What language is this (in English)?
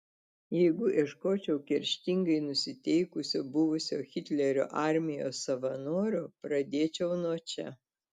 Lithuanian